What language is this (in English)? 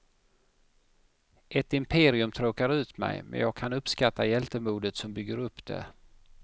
Swedish